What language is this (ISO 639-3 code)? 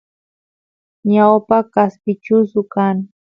qus